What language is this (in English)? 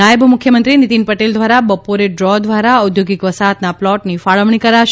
Gujarati